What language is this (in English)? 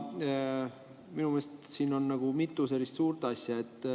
Estonian